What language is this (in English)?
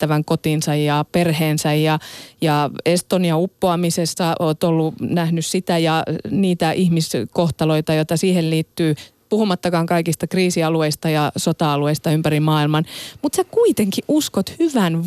Finnish